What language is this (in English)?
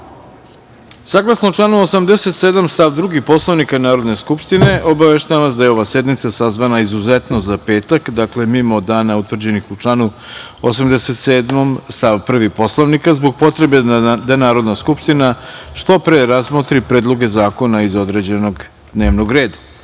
Serbian